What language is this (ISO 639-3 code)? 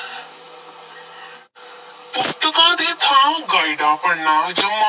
pan